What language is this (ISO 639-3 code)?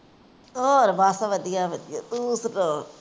pan